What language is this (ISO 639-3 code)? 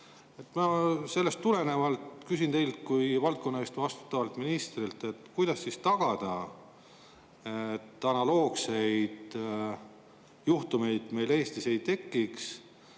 est